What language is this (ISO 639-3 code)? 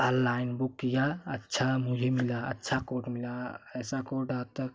hin